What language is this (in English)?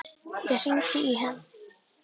Icelandic